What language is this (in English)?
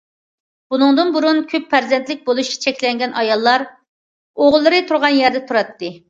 Uyghur